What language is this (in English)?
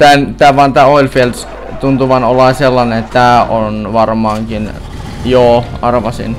Finnish